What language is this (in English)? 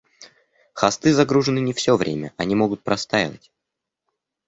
Russian